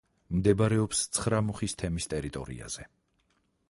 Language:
Georgian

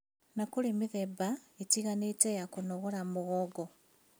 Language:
Kikuyu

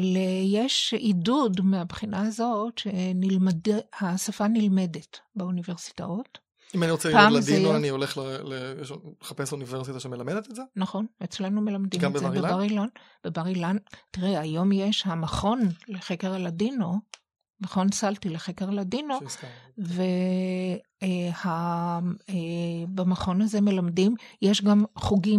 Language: Hebrew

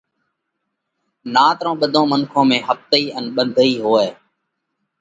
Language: Parkari Koli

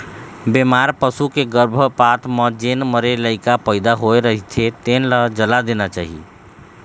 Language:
Chhattisgarhi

